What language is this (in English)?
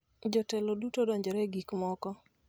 Luo (Kenya and Tanzania)